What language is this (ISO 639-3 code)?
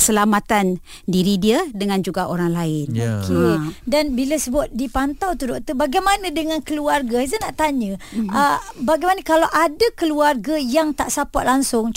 msa